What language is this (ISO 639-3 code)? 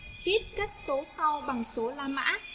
vie